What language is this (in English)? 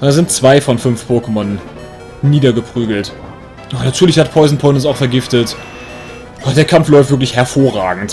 German